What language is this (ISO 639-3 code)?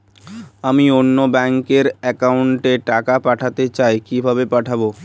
ben